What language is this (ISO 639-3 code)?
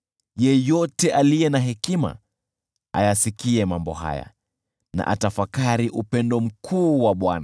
swa